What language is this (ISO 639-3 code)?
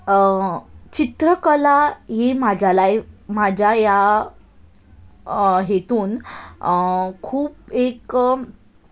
kok